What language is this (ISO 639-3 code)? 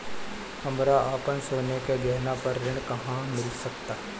bho